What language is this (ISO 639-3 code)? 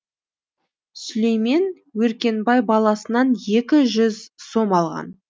kaz